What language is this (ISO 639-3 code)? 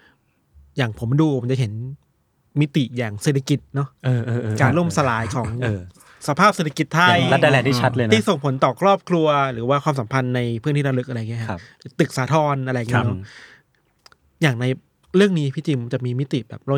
tha